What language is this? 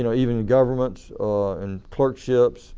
English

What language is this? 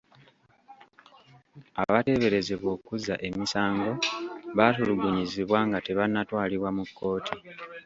Ganda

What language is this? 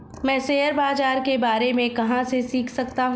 Hindi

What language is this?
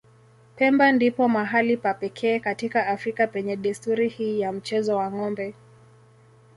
Swahili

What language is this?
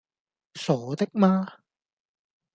Cantonese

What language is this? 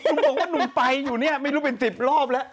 Thai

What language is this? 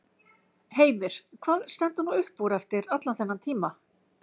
Icelandic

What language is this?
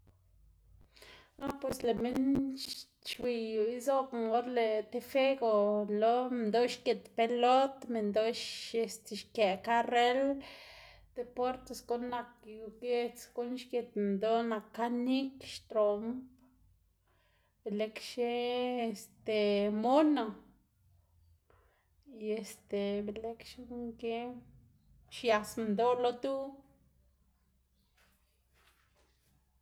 Xanaguía Zapotec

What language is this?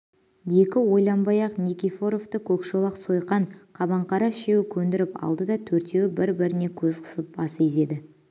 Kazakh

